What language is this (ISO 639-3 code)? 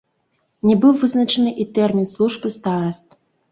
bel